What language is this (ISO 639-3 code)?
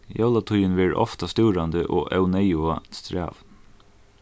fao